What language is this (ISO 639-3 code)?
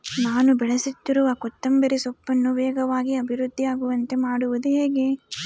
kan